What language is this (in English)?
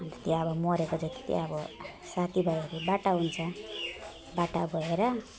Nepali